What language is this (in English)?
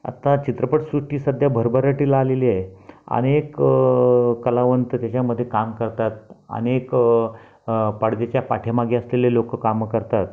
Marathi